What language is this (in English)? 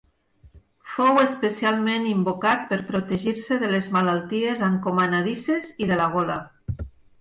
Catalan